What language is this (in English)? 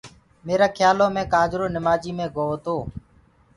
Gurgula